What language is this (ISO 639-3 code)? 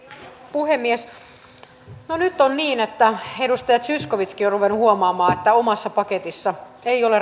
fin